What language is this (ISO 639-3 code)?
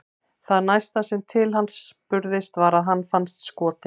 isl